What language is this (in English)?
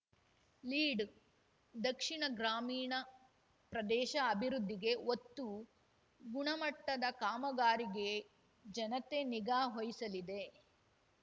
Kannada